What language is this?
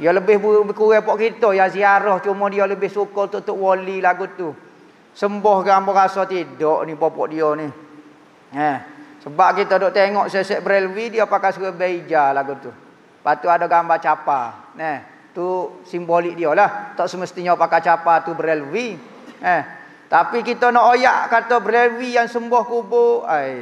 Malay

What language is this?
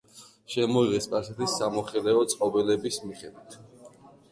Georgian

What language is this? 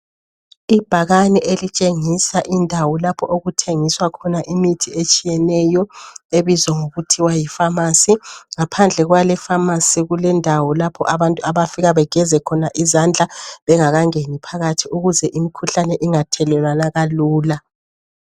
North Ndebele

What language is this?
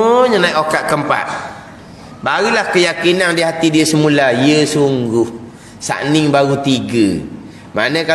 Malay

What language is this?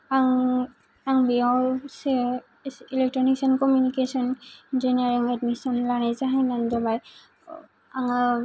Bodo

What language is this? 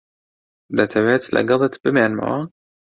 Central Kurdish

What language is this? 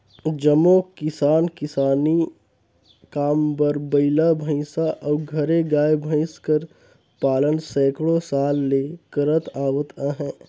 Chhattisgarhi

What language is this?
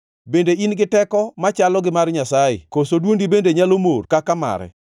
Luo (Kenya and Tanzania)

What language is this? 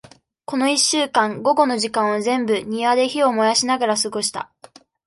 Japanese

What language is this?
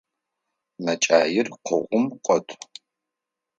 Adyghe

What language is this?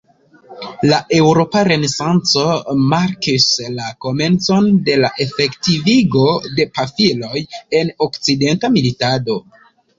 Esperanto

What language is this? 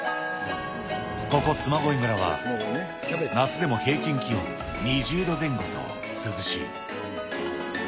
Japanese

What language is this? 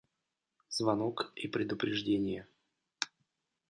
Russian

